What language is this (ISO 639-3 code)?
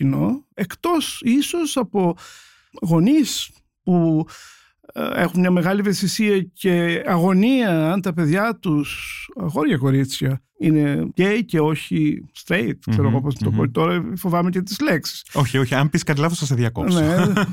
ell